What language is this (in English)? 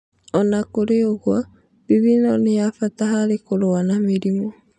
Kikuyu